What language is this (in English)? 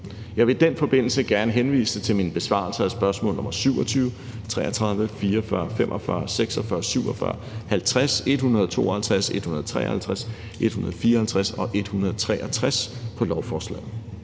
Danish